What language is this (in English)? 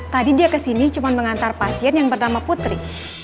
Indonesian